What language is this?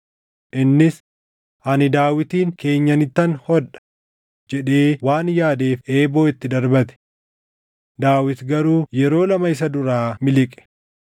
Oromo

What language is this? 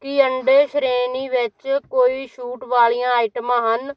Punjabi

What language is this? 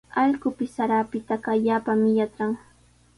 Sihuas Ancash Quechua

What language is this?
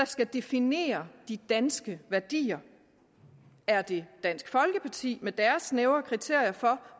Danish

